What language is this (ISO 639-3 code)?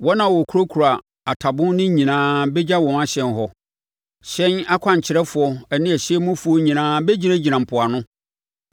aka